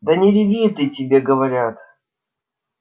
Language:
Russian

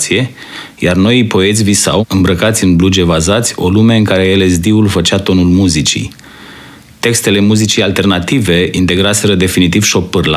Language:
Romanian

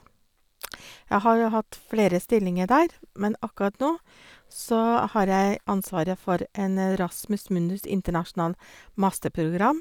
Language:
Norwegian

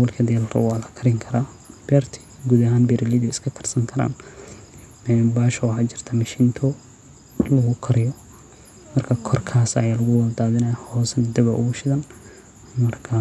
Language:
Somali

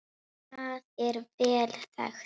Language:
Icelandic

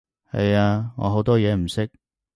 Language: Cantonese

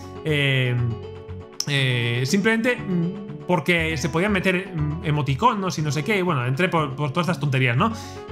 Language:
Spanish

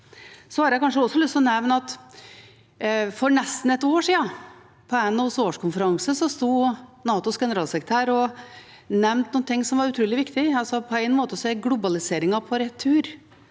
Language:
Norwegian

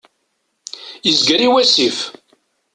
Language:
Kabyle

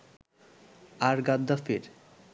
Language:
Bangla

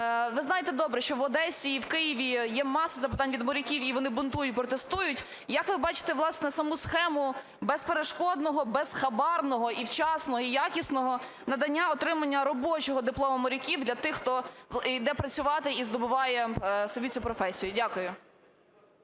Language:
Ukrainian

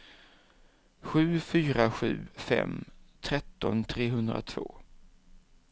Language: Swedish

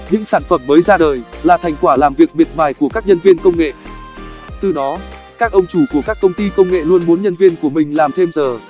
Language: Vietnamese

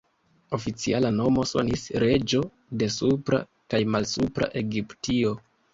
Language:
Esperanto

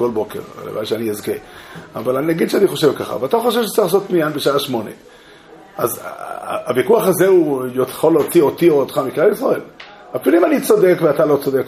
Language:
Hebrew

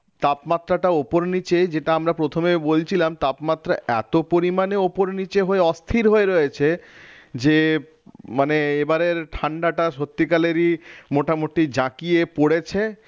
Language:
Bangla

